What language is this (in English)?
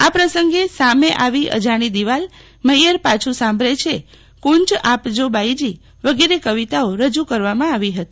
Gujarati